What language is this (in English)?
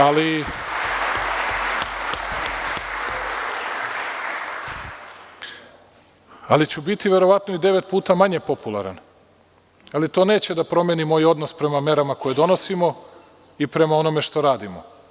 Serbian